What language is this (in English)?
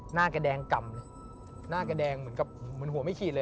Thai